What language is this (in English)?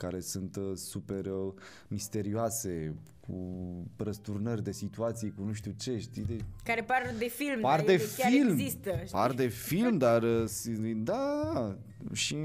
Romanian